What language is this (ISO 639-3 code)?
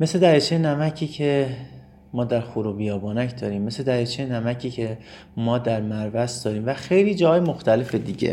fas